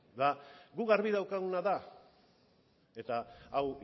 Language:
Basque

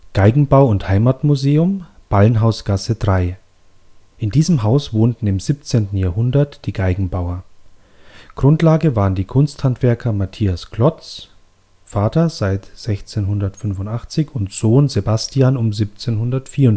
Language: German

